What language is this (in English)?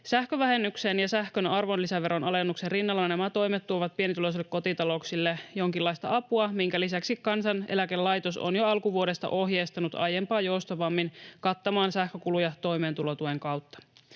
Finnish